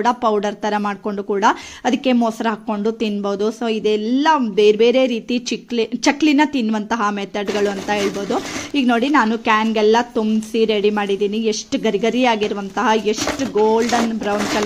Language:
Kannada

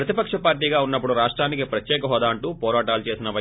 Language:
Telugu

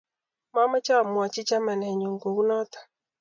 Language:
Kalenjin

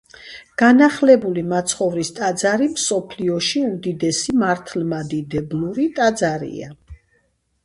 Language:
Georgian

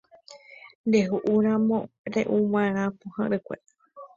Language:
Guarani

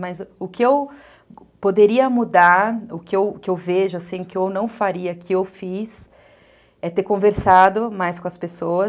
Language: Portuguese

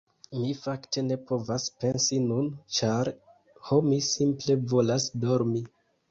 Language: Esperanto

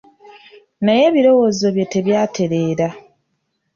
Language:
Ganda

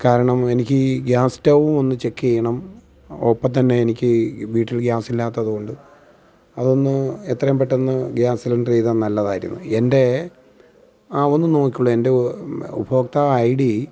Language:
Malayalam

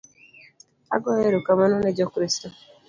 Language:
Luo (Kenya and Tanzania)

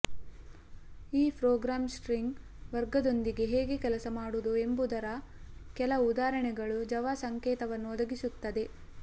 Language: Kannada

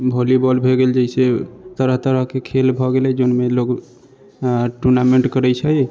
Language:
Maithili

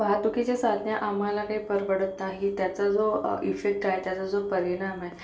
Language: Marathi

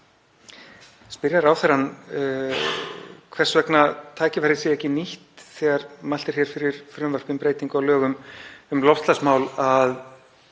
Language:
Icelandic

